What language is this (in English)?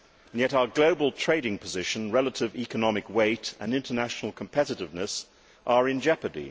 English